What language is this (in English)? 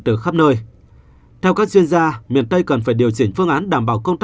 Vietnamese